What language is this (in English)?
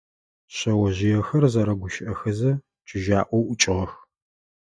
Adyghe